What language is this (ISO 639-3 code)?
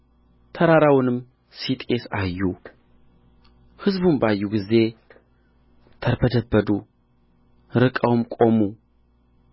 amh